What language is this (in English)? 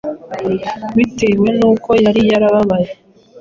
Kinyarwanda